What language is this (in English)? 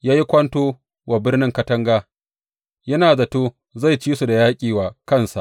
Hausa